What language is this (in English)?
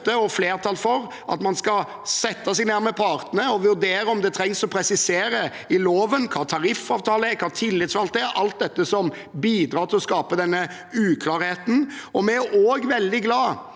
Norwegian